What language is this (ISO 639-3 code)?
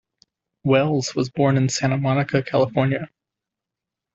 eng